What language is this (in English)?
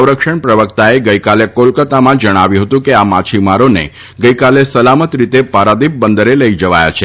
Gujarati